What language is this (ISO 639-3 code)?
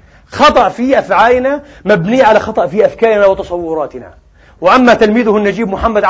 ara